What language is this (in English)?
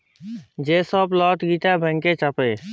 Bangla